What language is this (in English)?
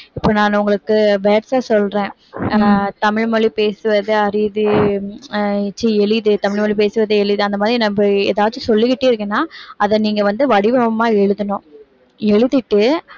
Tamil